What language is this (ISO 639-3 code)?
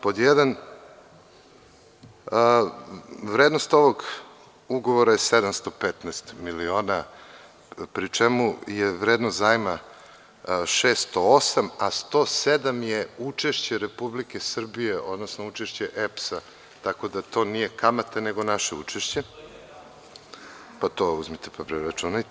srp